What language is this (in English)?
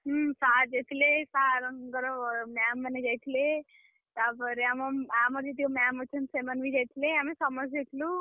Odia